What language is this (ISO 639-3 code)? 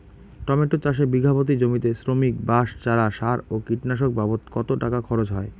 ben